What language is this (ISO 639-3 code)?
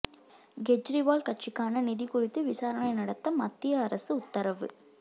tam